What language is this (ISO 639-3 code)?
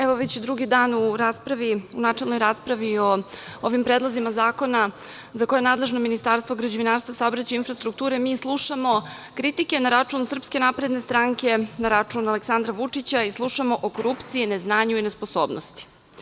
srp